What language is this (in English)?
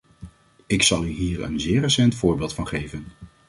Dutch